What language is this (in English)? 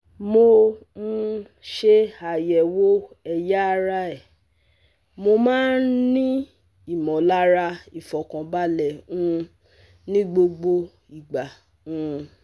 Yoruba